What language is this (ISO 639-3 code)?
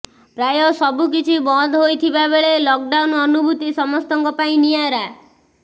ori